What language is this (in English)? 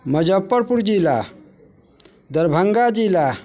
Maithili